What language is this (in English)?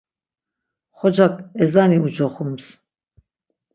Laz